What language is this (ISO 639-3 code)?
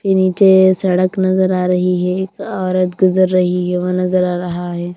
hin